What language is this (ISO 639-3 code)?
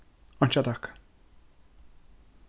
fao